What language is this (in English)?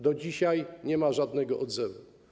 Polish